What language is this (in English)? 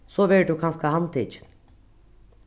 Faroese